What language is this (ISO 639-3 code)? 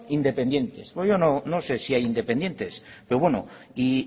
spa